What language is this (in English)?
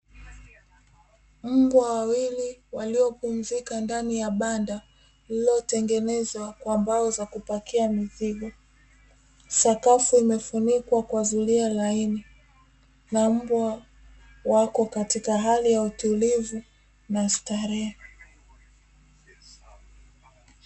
Swahili